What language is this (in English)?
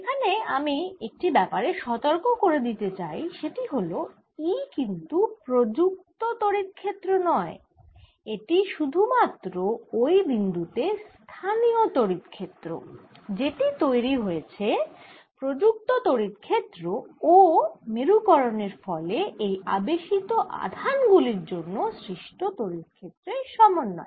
Bangla